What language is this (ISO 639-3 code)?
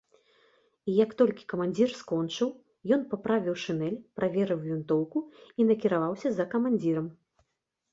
bel